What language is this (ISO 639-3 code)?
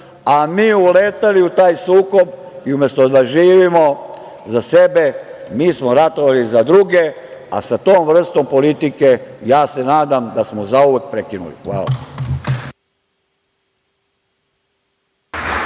srp